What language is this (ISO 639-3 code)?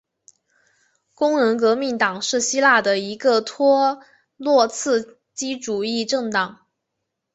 zho